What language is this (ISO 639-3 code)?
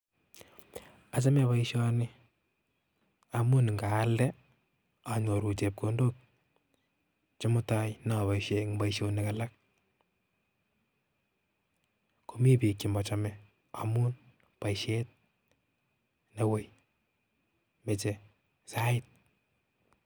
kln